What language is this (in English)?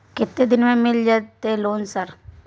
Maithili